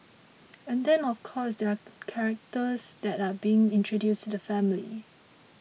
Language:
English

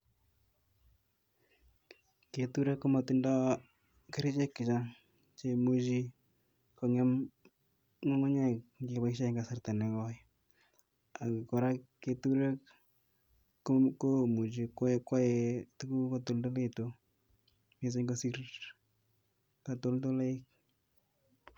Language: Kalenjin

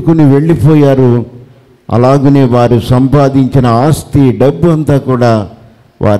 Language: Telugu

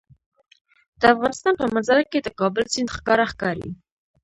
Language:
Pashto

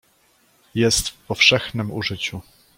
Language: Polish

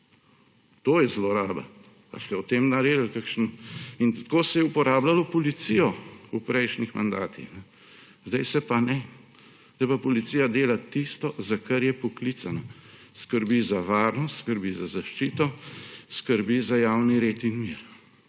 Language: Slovenian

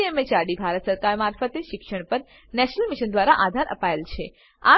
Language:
Gujarati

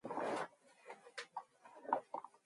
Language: Mongolian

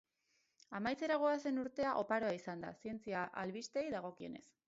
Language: Basque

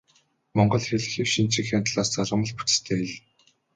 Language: Mongolian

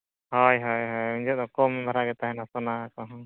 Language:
Santali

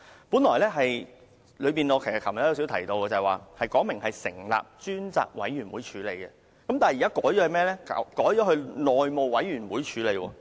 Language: Cantonese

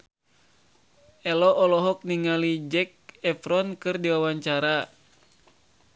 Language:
Sundanese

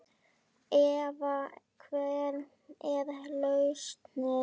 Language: Icelandic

